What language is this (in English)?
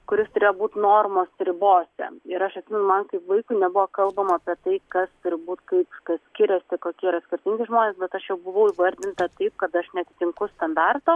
Lithuanian